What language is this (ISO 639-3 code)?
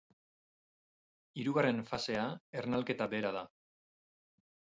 eus